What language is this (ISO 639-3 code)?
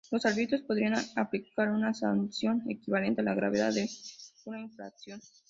spa